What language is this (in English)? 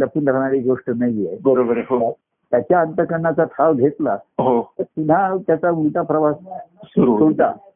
Marathi